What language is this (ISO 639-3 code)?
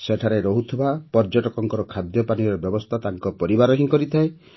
ori